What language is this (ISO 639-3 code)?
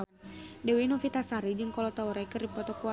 sun